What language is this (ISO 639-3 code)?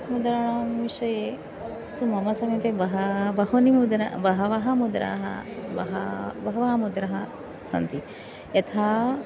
san